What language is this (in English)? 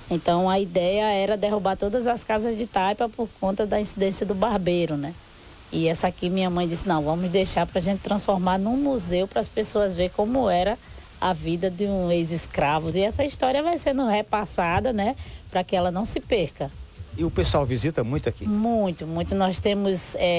Portuguese